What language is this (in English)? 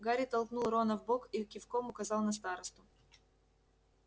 Russian